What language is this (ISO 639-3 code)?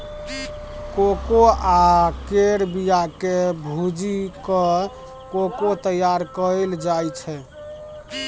mai